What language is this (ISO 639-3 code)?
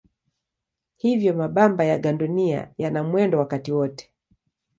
swa